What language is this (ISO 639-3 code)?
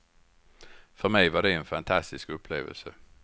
swe